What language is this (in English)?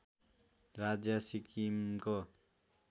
Nepali